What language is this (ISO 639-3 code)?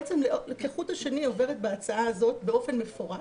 heb